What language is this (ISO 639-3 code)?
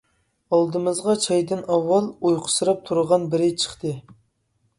uig